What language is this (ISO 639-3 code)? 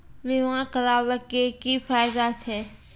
mai